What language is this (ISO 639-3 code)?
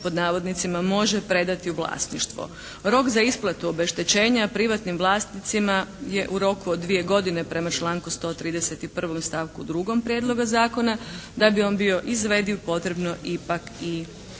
hrv